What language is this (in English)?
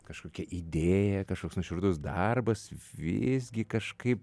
Lithuanian